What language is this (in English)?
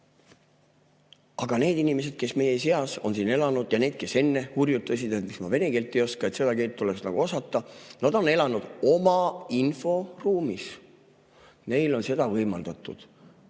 Estonian